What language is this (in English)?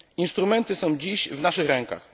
Polish